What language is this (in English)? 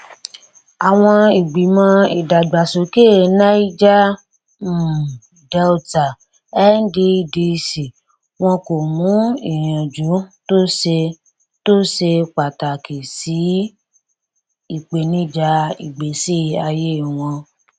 Yoruba